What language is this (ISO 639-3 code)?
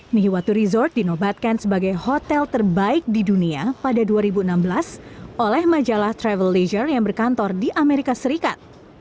ind